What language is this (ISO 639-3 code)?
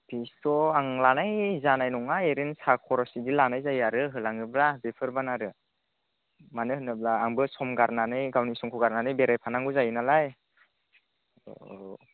brx